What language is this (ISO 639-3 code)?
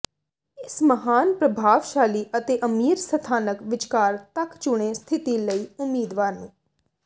pan